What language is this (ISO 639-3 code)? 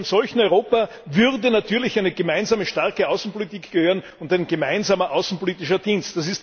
deu